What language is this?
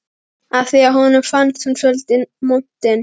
Icelandic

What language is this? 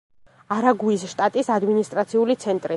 Georgian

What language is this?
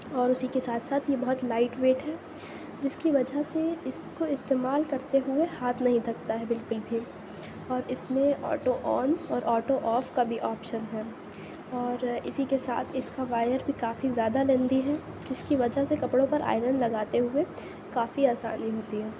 Urdu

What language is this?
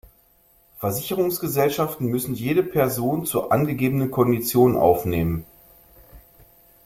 German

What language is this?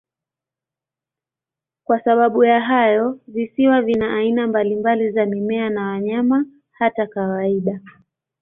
Swahili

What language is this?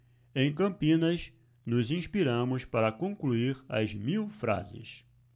Portuguese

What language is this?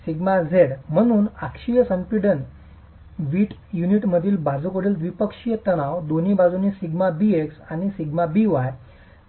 Marathi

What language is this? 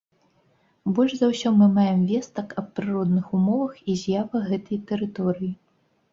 Belarusian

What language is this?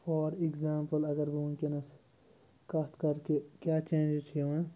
Kashmiri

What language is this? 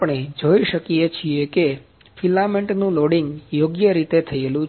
Gujarati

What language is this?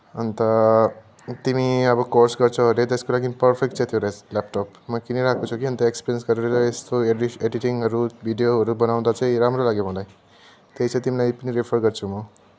Nepali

